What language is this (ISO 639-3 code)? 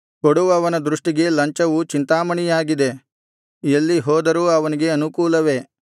kan